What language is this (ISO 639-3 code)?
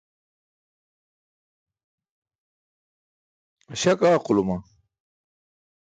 bsk